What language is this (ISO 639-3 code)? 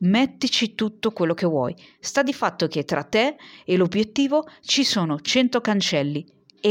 ita